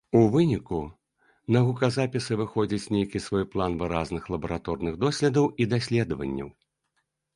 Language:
Belarusian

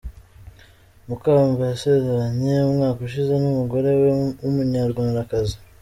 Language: Kinyarwanda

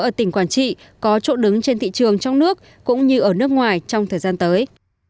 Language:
Vietnamese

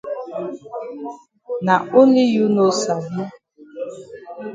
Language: Cameroon Pidgin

